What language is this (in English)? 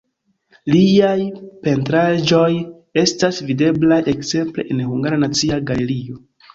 Esperanto